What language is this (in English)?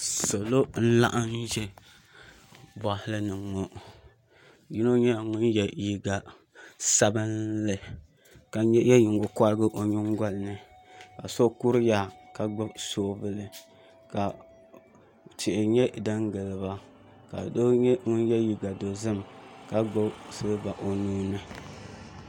Dagbani